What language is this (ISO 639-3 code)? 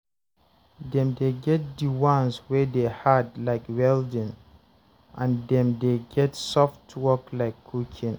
pcm